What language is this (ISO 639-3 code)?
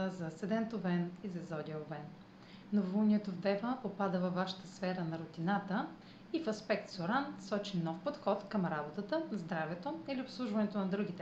bul